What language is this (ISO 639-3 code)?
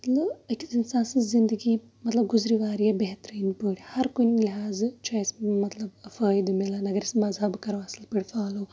kas